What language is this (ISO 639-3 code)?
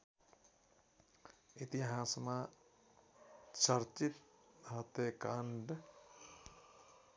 nep